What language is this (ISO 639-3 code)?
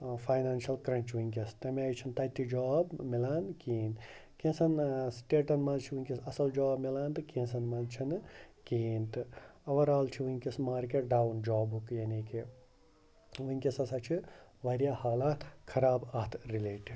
kas